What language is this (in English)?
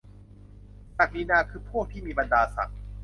Thai